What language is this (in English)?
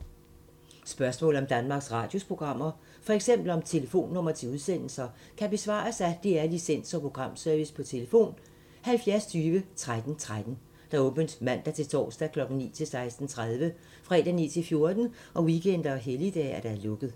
Danish